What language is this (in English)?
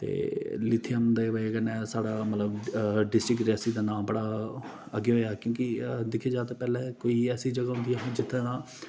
Dogri